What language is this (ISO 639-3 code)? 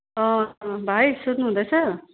nep